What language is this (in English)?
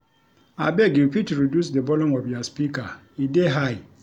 Nigerian Pidgin